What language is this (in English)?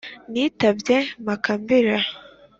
Kinyarwanda